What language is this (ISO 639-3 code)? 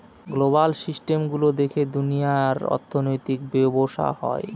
ben